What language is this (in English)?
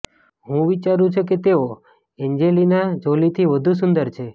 Gujarati